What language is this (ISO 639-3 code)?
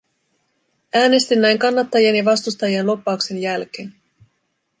fin